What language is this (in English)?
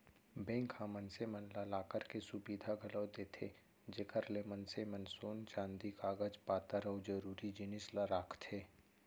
Chhattisgarhi